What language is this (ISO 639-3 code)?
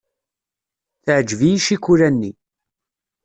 kab